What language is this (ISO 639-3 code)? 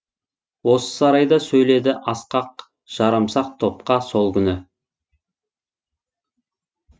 kaz